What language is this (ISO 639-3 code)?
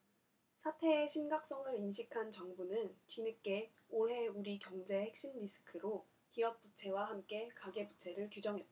kor